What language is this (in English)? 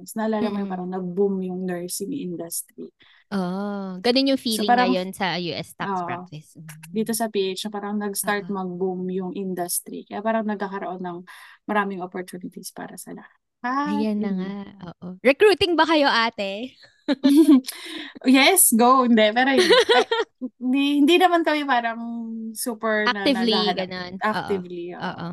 Filipino